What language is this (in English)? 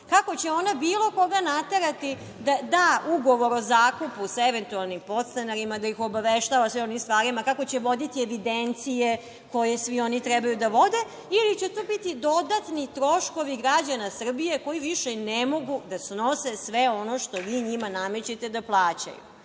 Serbian